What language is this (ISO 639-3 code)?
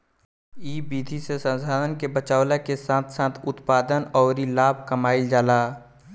bho